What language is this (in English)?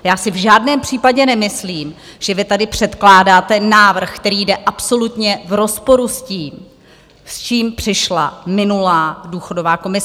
Czech